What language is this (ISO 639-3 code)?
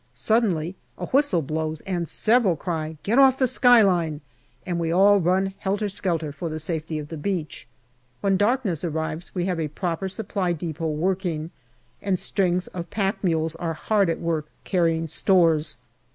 eng